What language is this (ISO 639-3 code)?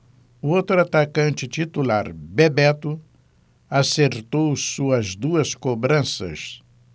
por